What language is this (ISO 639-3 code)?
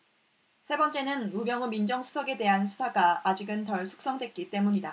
kor